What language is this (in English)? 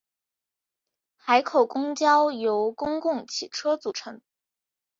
Chinese